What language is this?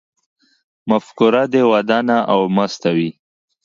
Pashto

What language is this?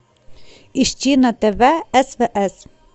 Russian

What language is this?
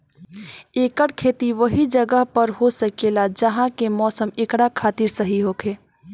Bhojpuri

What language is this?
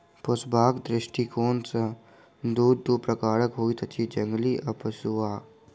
Maithili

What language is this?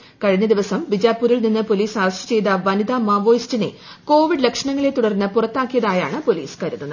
Malayalam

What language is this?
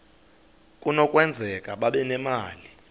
Xhosa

